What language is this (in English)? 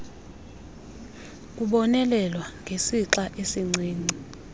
Xhosa